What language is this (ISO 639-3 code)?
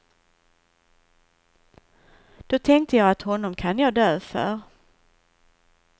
swe